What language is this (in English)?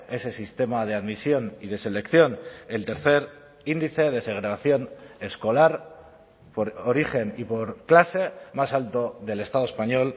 Spanish